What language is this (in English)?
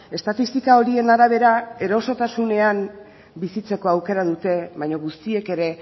Basque